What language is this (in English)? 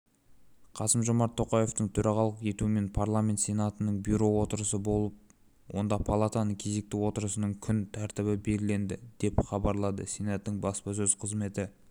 Kazakh